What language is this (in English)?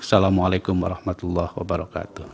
Indonesian